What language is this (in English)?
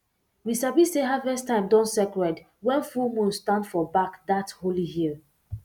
Nigerian Pidgin